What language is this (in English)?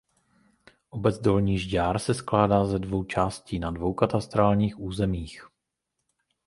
Czech